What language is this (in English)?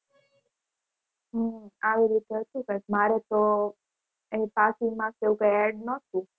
Gujarati